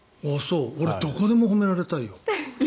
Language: Japanese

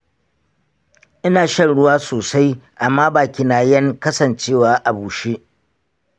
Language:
Hausa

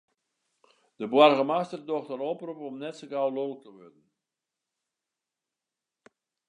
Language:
Western Frisian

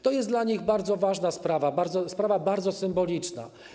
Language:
Polish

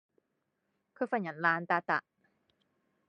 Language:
Cantonese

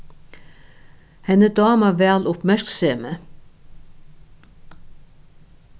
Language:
Faroese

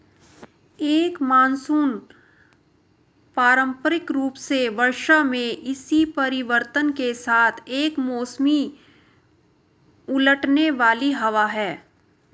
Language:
Hindi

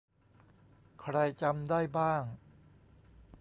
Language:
Thai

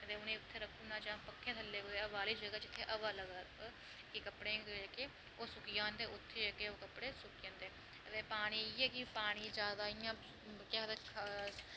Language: Dogri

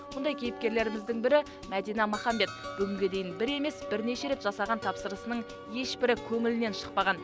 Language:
Kazakh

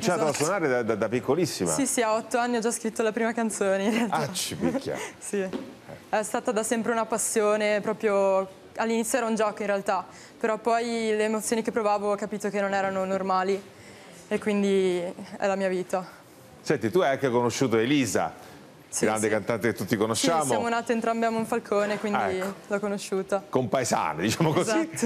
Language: Italian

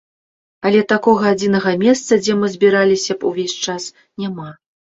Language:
Belarusian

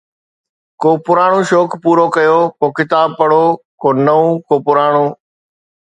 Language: Sindhi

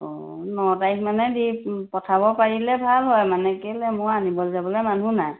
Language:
Assamese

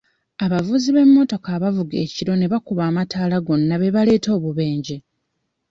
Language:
Ganda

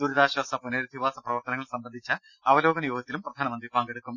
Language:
Malayalam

